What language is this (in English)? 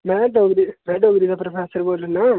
Dogri